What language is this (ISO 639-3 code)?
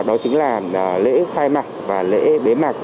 vie